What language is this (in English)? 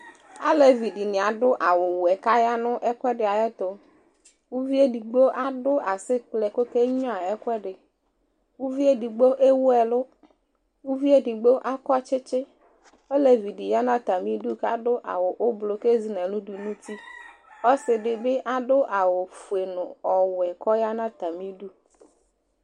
Ikposo